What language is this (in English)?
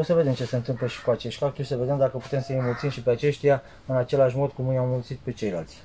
Romanian